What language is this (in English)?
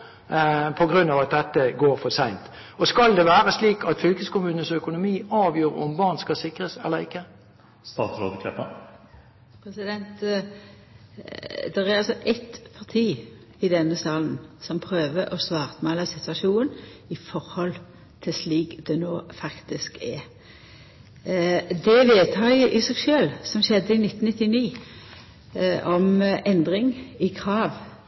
Norwegian